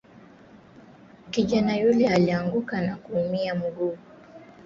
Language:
Swahili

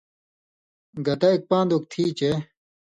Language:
Indus Kohistani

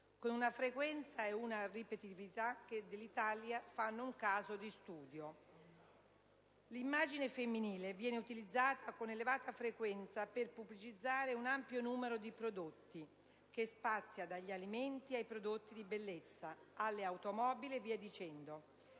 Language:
Italian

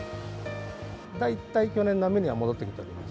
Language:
Japanese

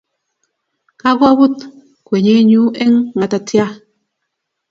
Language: Kalenjin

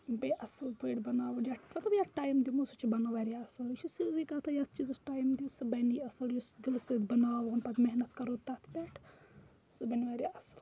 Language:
Kashmiri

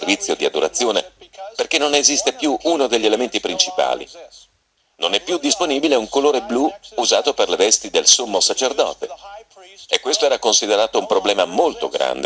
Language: Italian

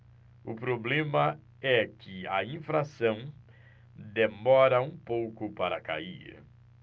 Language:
Portuguese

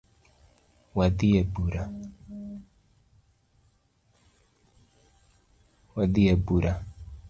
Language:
Luo (Kenya and Tanzania)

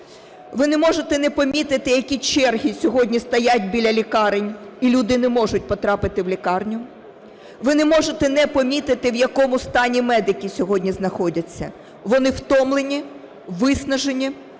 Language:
Ukrainian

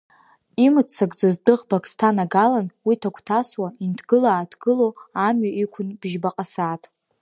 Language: Abkhazian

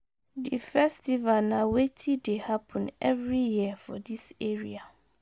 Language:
Nigerian Pidgin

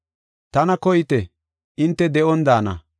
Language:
Gofa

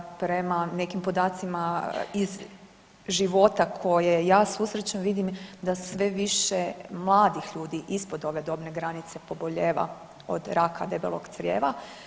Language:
Croatian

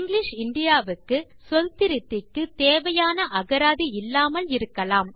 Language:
Tamil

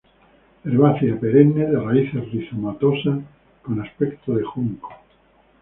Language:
Spanish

